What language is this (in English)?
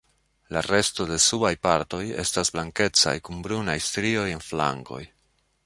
Esperanto